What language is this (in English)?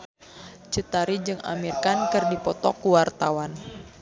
Sundanese